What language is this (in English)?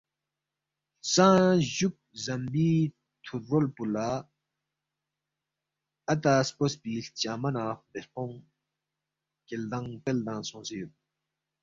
Balti